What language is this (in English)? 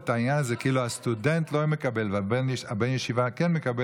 Hebrew